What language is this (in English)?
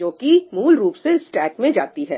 Hindi